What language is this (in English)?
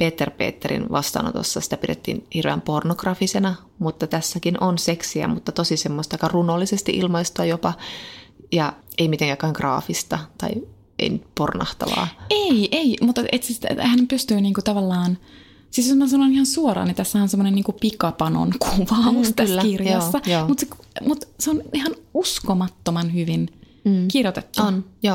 Finnish